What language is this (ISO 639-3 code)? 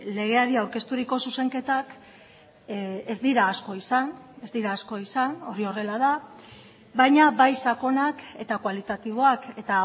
eus